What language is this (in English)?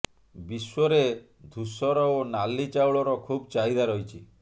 Odia